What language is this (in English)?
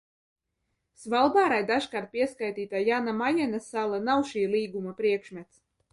Latvian